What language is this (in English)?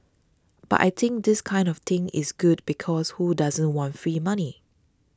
English